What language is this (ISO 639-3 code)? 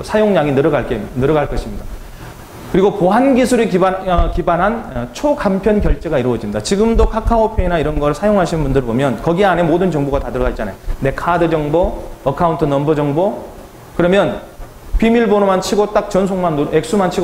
kor